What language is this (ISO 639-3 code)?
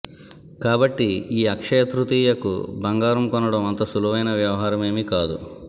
tel